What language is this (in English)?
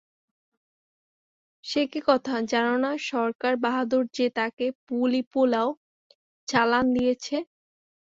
Bangla